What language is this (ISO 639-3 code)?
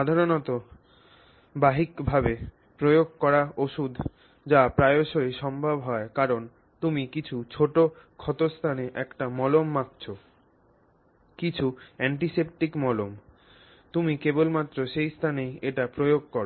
ben